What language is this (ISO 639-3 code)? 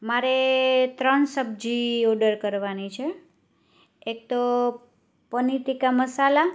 guj